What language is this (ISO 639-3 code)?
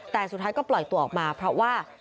tha